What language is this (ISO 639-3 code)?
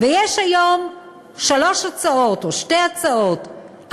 heb